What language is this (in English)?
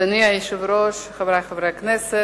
Hebrew